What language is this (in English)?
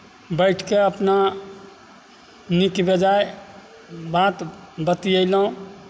Maithili